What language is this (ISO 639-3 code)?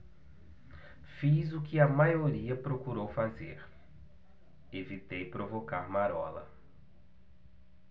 por